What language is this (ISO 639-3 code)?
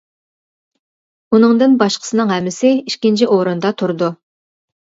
uig